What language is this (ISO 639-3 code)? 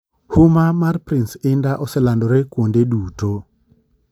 luo